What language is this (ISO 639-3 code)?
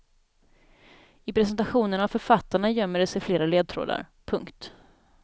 swe